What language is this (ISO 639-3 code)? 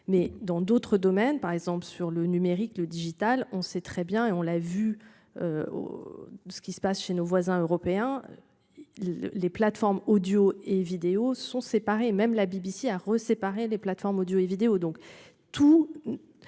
fra